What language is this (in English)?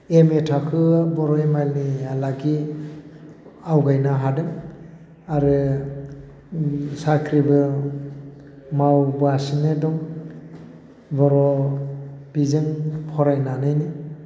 Bodo